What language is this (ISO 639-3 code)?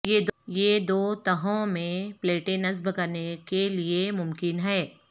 urd